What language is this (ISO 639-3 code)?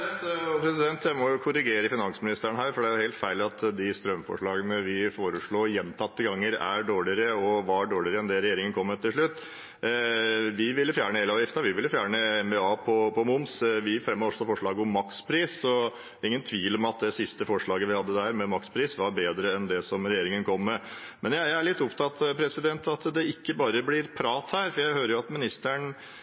nob